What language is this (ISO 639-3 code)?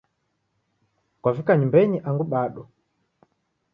dav